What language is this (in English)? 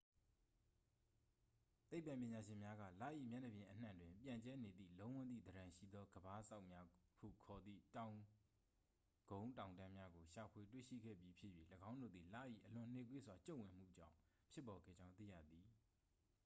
Burmese